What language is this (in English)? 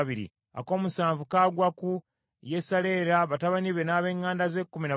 Ganda